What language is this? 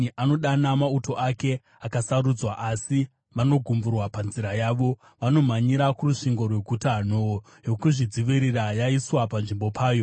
Shona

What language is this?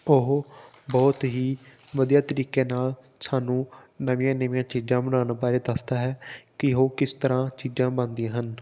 Punjabi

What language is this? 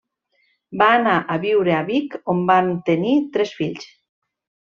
Catalan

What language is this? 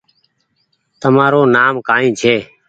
Goaria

